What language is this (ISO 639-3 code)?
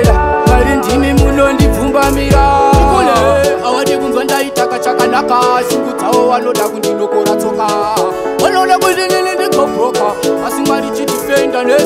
kor